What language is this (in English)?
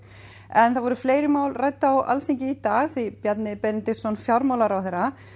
Icelandic